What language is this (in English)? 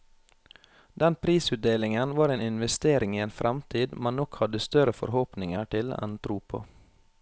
Norwegian